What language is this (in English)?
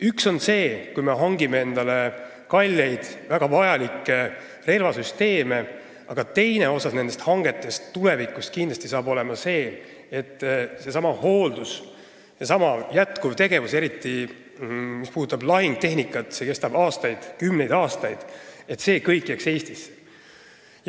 Estonian